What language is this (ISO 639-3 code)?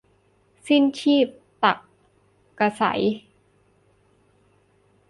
tha